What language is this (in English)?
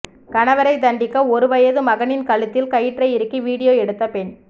Tamil